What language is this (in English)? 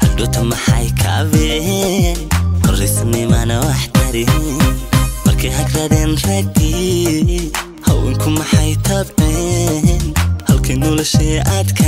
Arabic